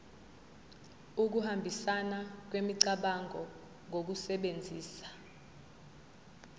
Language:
Zulu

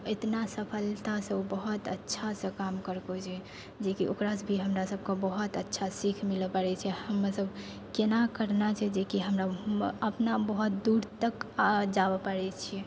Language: Maithili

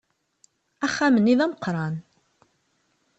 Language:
Kabyle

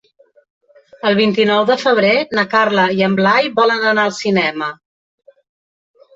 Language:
Catalan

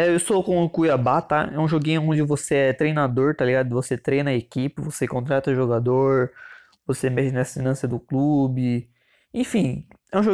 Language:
Portuguese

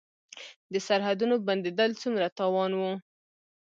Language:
Pashto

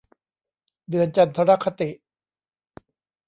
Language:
Thai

